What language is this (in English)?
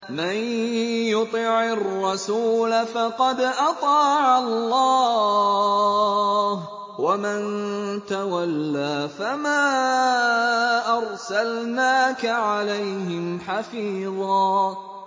Arabic